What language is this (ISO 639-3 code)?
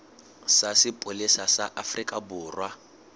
sot